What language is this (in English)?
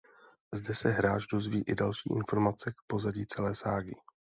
Czech